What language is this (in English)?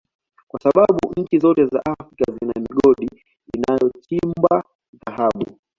Swahili